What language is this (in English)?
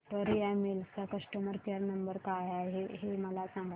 Marathi